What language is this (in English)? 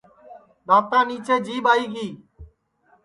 Sansi